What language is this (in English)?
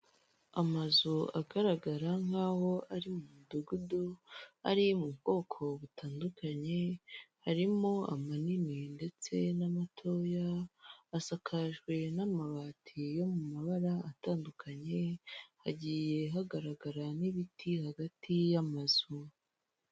Kinyarwanda